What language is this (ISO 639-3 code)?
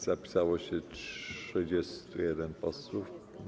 pol